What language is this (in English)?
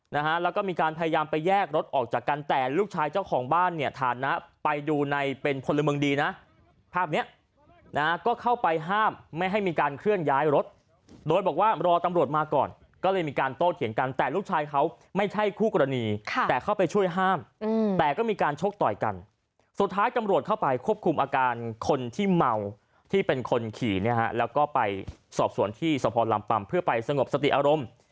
Thai